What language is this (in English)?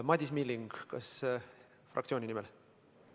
Estonian